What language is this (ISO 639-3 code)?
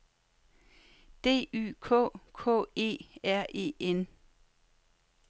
dan